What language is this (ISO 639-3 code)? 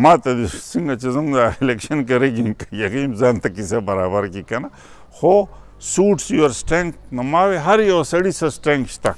ron